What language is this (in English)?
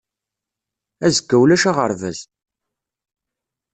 Kabyle